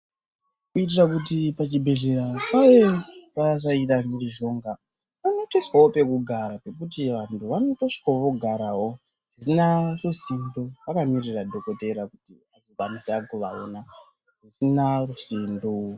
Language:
Ndau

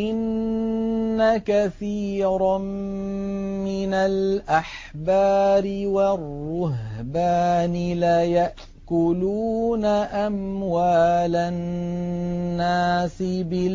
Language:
Arabic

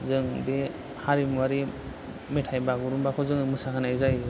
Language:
Bodo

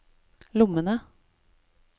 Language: Norwegian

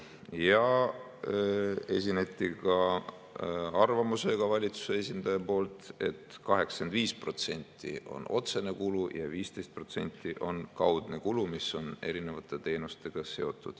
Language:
Estonian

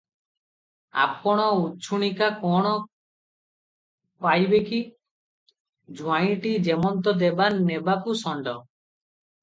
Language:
Odia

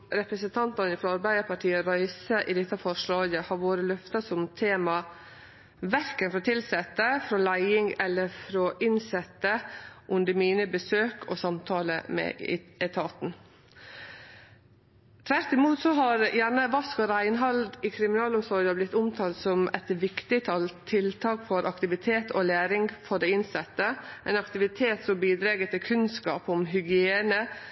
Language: Norwegian Nynorsk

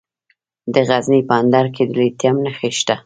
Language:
Pashto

